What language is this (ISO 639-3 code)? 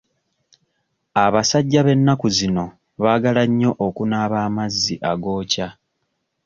lug